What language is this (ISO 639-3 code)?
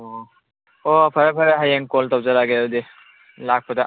mni